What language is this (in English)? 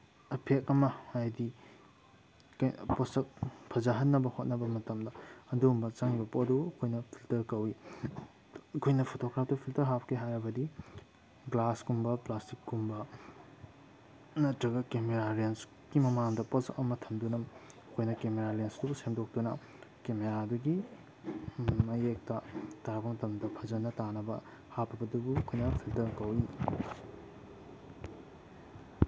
Manipuri